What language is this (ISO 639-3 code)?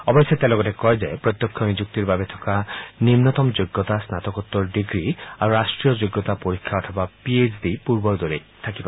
asm